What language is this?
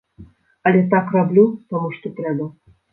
Belarusian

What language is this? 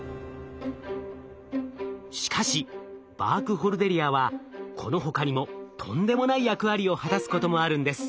Japanese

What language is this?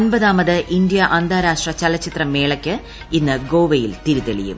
Malayalam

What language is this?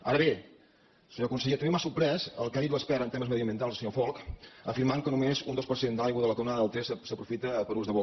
Catalan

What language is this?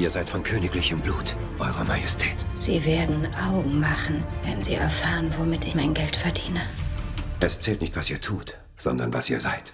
German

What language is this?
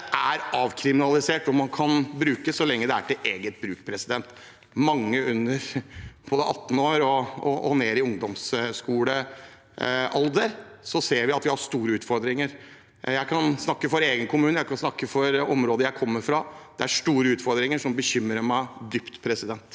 Norwegian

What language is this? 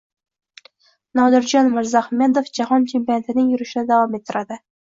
Uzbek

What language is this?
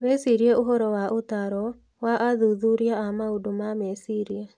Kikuyu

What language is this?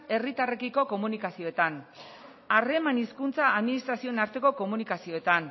Basque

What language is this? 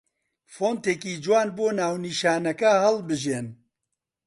Central Kurdish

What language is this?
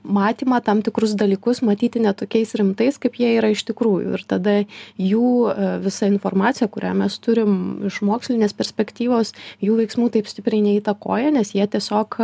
Lithuanian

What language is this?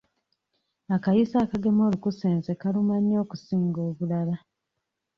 Ganda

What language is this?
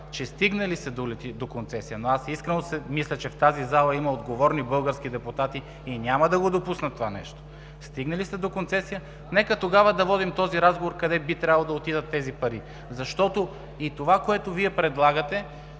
Bulgarian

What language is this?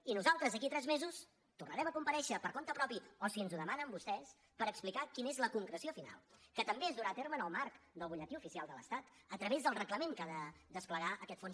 Catalan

